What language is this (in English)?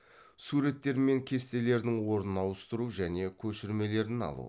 Kazakh